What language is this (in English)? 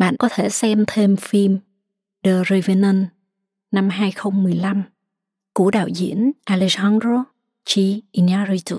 Vietnamese